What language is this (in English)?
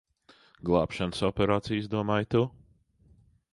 Latvian